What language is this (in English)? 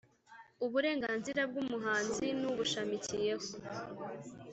Kinyarwanda